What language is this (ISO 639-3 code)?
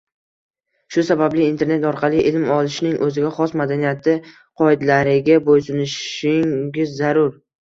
uzb